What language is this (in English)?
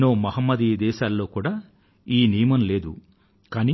Telugu